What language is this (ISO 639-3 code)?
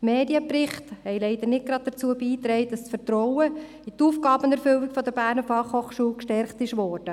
gsw